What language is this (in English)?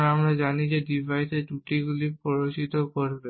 Bangla